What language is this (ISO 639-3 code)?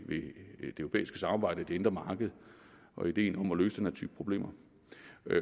dan